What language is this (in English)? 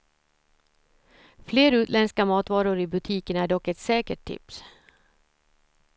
Swedish